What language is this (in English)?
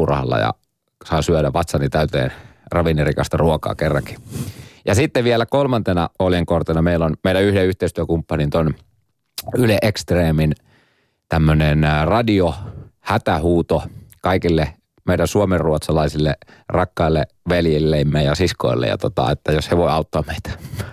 Finnish